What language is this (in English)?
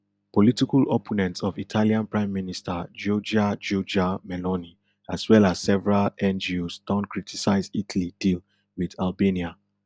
Nigerian Pidgin